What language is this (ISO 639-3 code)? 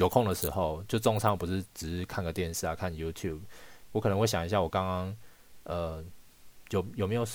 zho